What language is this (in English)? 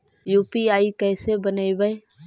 Magahi